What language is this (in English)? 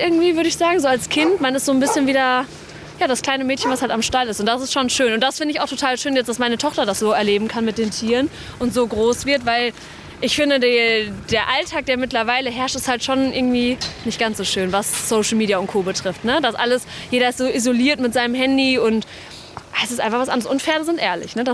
German